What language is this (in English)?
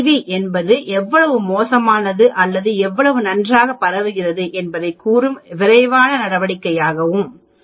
Tamil